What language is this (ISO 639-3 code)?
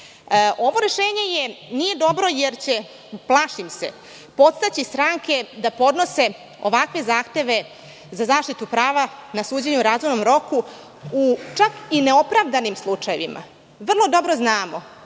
srp